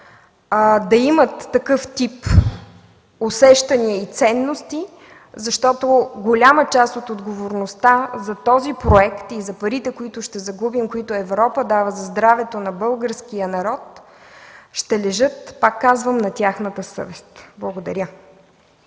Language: Bulgarian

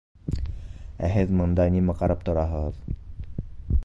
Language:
Bashkir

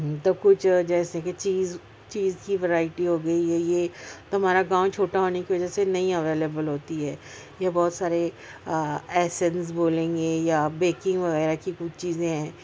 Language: Urdu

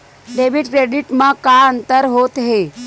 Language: Chhattisgarhi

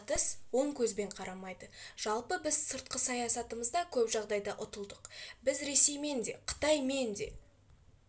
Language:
Kazakh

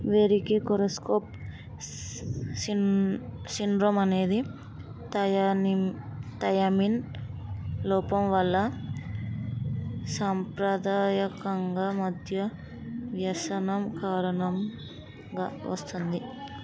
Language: Telugu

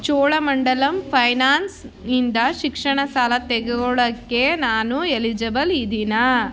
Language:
Kannada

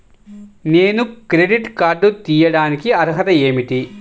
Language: Telugu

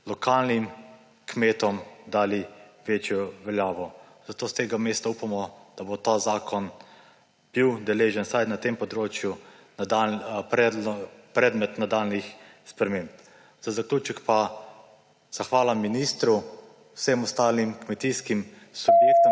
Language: Slovenian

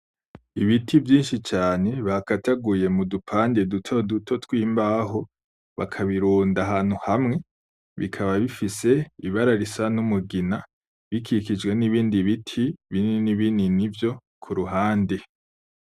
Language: Rundi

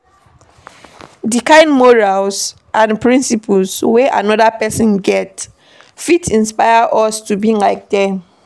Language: Nigerian Pidgin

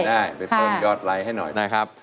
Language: Thai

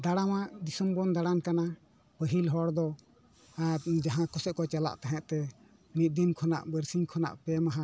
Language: Santali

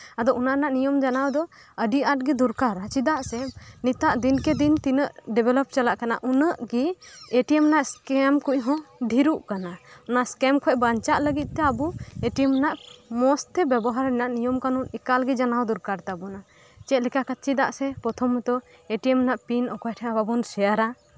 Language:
Santali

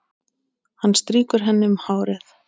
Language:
Icelandic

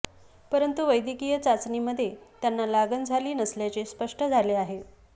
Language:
Marathi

